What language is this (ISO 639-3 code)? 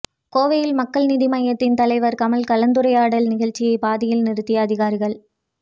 tam